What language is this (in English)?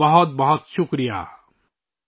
Urdu